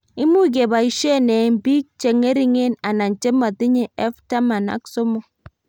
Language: Kalenjin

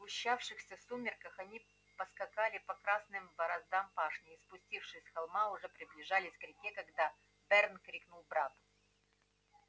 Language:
Russian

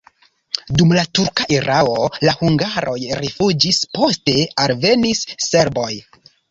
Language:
Esperanto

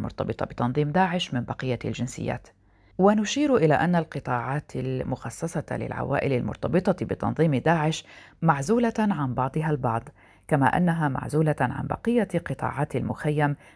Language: Arabic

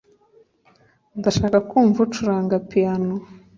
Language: Kinyarwanda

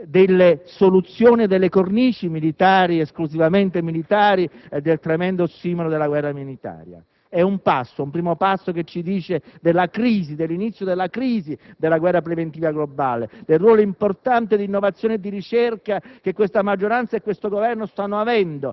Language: Italian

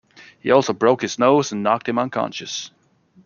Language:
English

